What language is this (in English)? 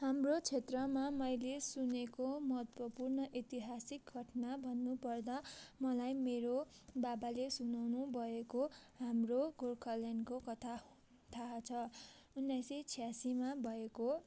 Nepali